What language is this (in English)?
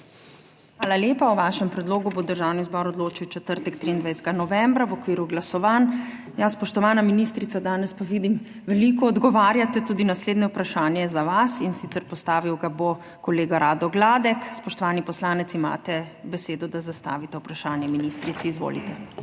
Slovenian